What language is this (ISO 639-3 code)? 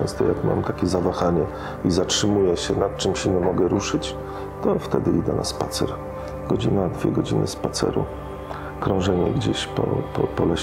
pol